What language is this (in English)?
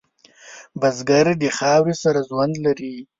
Pashto